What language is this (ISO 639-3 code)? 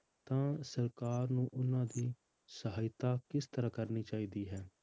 pan